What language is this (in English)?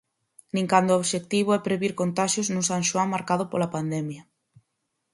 Galician